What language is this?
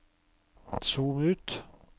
Norwegian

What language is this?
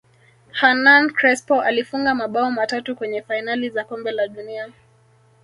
Swahili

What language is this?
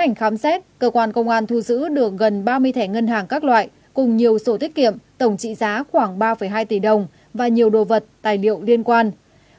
Vietnamese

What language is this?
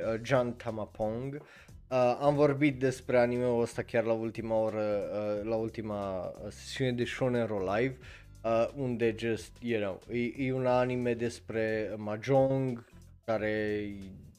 Romanian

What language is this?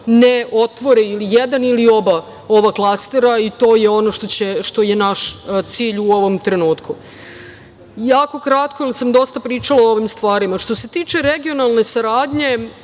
Serbian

